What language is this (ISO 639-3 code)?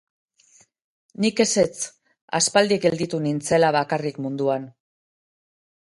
eus